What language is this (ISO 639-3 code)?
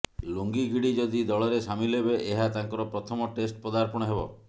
ori